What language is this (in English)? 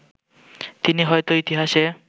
Bangla